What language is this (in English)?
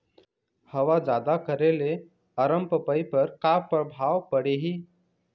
Chhattisgarhi